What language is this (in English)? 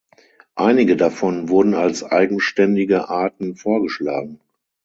German